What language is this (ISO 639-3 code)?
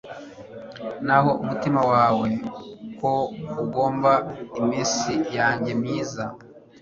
kin